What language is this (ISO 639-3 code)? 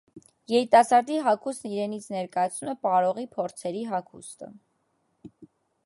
hye